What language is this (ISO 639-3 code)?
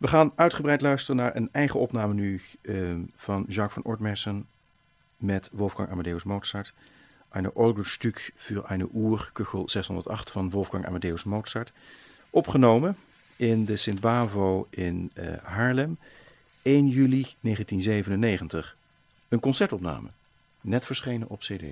nld